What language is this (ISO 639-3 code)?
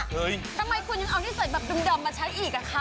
tha